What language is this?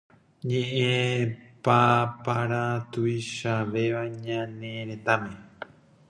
Guarani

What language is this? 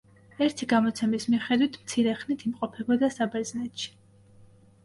Georgian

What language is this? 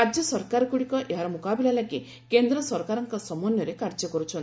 Odia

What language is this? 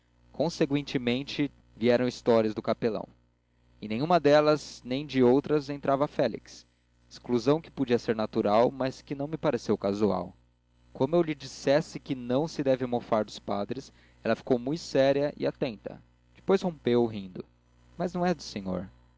Portuguese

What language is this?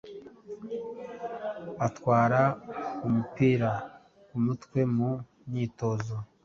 Kinyarwanda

